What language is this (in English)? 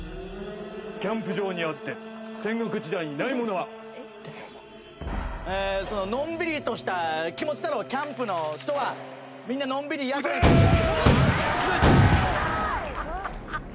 Japanese